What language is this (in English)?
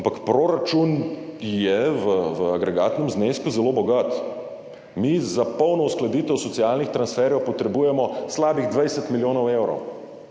Slovenian